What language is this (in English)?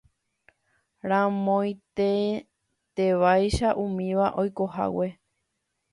Guarani